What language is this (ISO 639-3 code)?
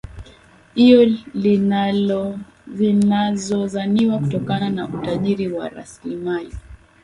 swa